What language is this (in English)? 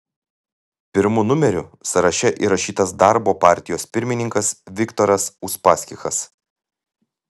Lithuanian